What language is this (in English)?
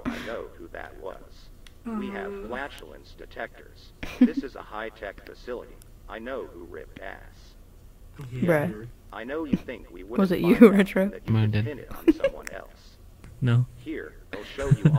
English